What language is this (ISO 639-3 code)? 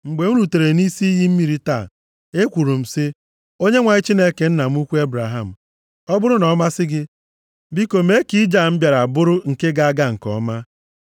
ibo